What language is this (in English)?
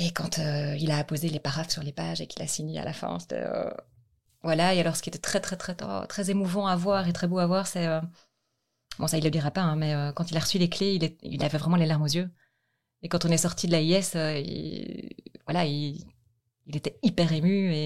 French